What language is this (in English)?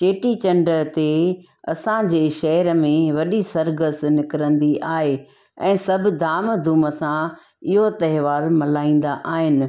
Sindhi